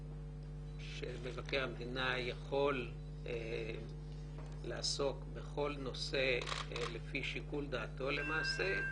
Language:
Hebrew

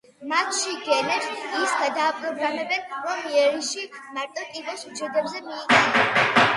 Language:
Georgian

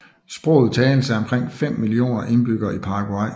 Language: Danish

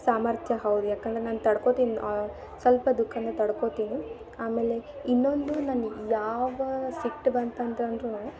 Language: Kannada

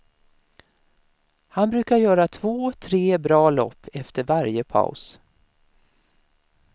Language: Swedish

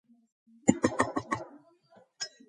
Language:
Georgian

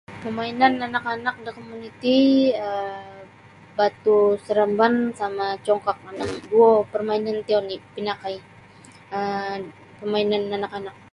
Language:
Sabah Bisaya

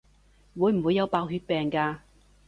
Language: Cantonese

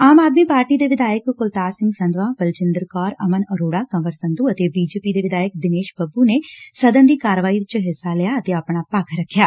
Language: Punjabi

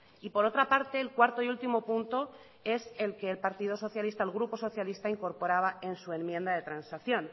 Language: Spanish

